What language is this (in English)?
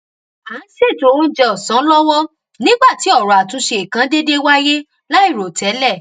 Yoruba